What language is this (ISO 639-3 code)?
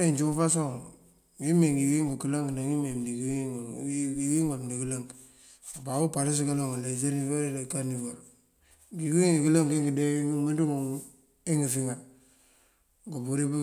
mfv